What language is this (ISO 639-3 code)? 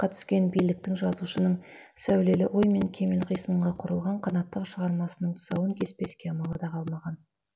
kaz